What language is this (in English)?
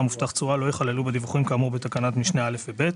Hebrew